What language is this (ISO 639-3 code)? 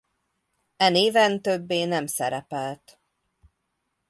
hun